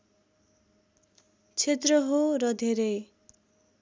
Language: Nepali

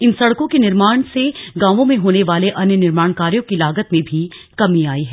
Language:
Hindi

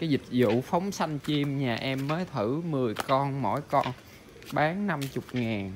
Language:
Vietnamese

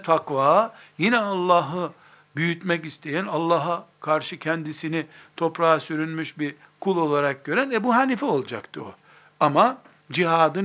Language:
Turkish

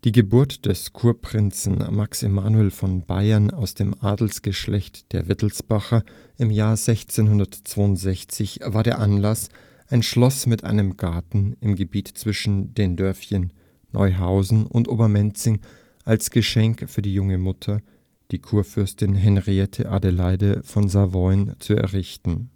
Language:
German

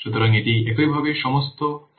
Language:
Bangla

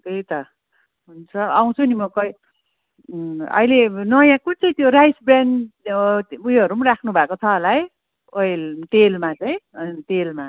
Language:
Nepali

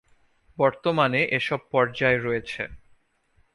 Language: Bangla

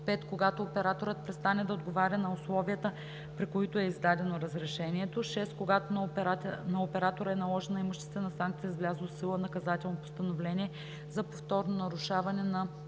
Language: Bulgarian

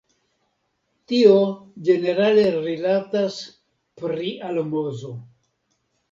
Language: Esperanto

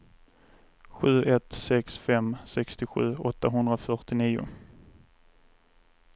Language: Swedish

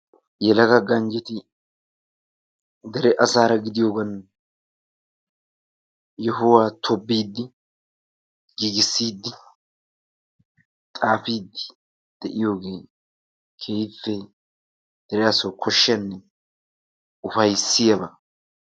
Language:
Wolaytta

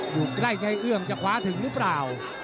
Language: Thai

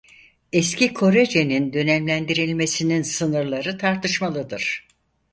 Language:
Turkish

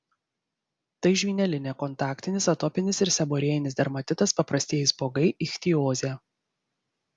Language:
Lithuanian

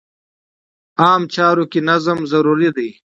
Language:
Pashto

